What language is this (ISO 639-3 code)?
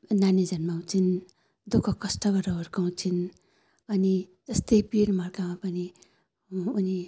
nep